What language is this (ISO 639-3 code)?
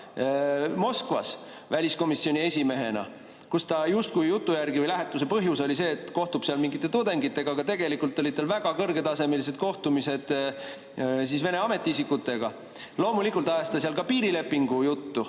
est